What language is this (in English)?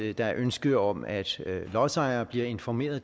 Danish